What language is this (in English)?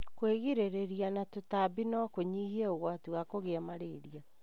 Kikuyu